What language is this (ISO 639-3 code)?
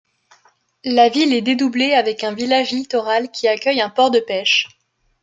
fra